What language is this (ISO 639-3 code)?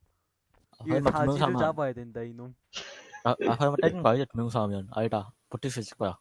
kor